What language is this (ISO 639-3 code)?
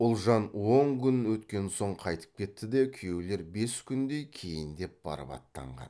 kaz